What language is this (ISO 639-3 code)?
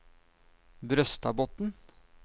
nor